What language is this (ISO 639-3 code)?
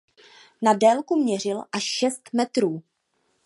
ces